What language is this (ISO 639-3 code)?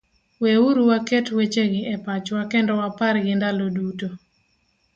luo